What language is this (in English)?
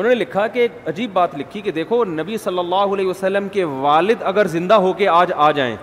Urdu